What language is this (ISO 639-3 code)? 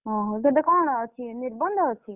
ori